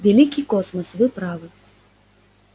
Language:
Russian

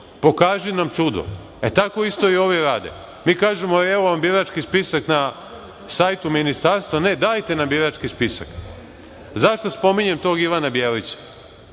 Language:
Serbian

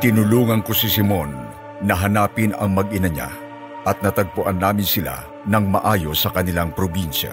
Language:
Filipino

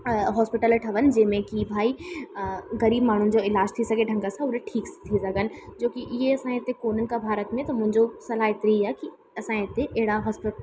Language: Sindhi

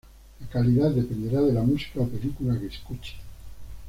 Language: Spanish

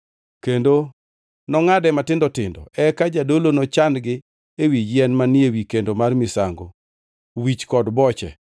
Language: Luo (Kenya and Tanzania)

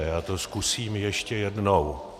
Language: Czech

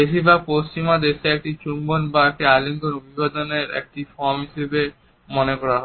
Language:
Bangla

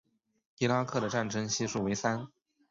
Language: Chinese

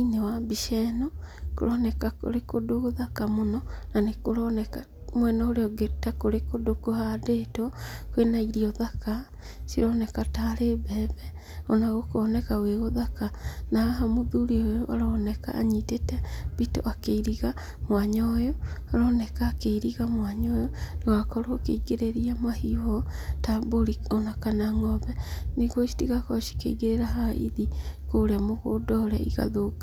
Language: Kikuyu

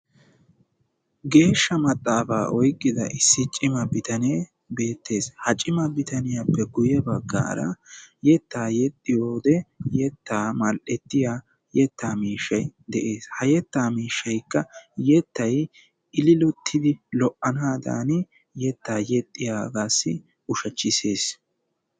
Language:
Wolaytta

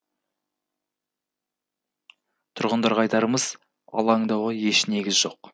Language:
Kazakh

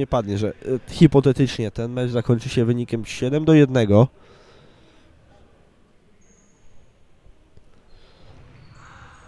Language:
Polish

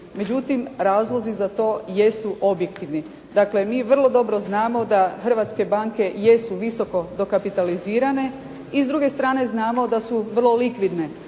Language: Croatian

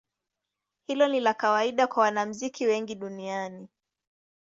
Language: Swahili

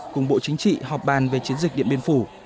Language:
Vietnamese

